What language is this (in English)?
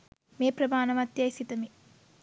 Sinhala